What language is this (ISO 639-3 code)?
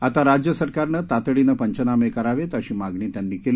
mar